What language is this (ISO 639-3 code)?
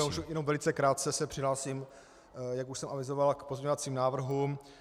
ces